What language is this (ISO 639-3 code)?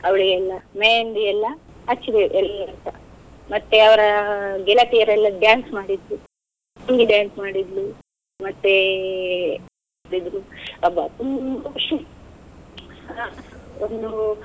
kan